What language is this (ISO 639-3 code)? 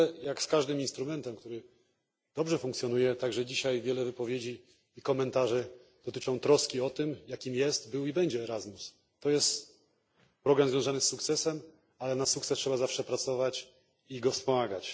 pol